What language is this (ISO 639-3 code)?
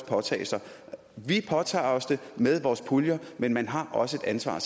dan